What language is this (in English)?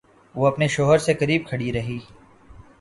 Urdu